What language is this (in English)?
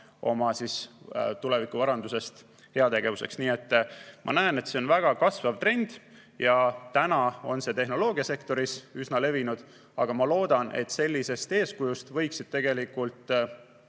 Estonian